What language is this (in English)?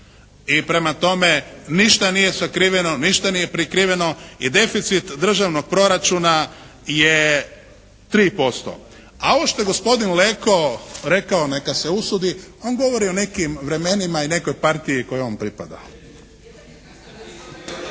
Croatian